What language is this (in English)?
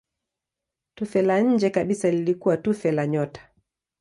Swahili